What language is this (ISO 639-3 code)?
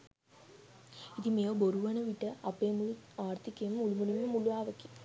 sin